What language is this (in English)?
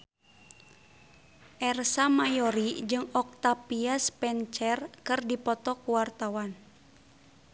Sundanese